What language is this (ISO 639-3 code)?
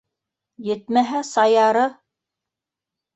bak